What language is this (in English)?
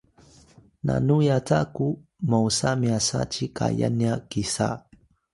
Atayal